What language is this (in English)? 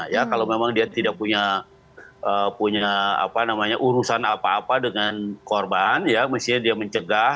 Indonesian